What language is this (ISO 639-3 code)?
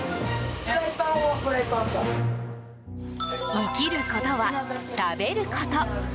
jpn